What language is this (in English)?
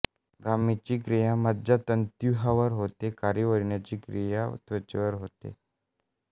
Marathi